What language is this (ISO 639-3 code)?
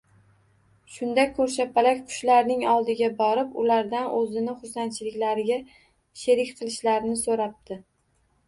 uzb